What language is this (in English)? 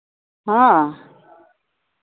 Santali